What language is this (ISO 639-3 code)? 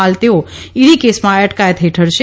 guj